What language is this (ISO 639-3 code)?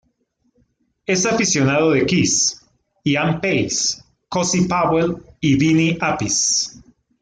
spa